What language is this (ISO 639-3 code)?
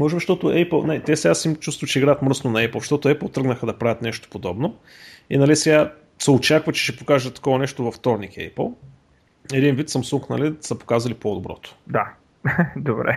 bul